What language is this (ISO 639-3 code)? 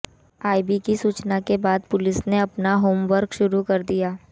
hin